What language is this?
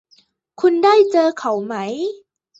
Thai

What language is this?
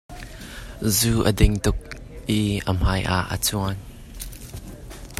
Hakha Chin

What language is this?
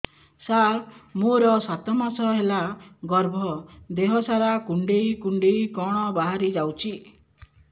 Odia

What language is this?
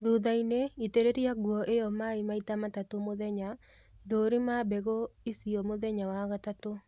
Kikuyu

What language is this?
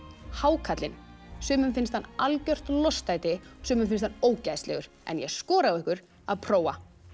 Icelandic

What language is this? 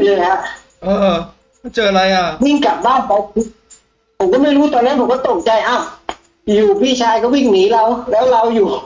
Thai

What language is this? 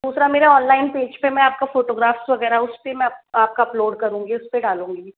Hindi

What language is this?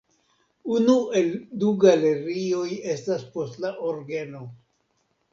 Esperanto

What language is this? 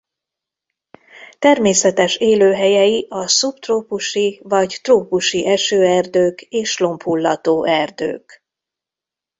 Hungarian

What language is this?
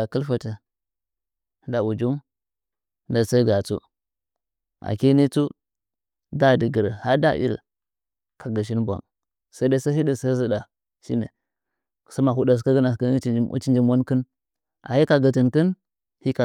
Nzanyi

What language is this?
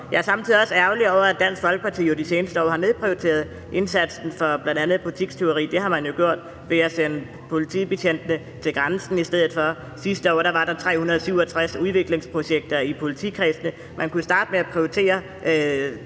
Danish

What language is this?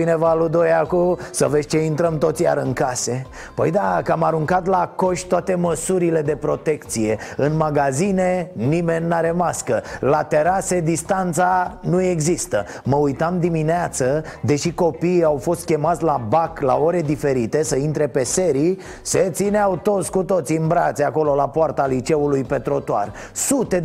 Romanian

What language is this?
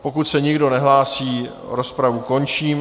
Czech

